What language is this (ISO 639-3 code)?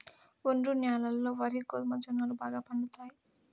tel